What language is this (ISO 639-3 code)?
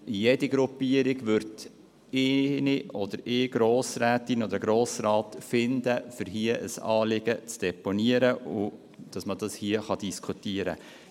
gsw